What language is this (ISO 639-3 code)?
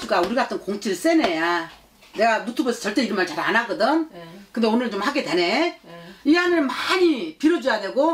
kor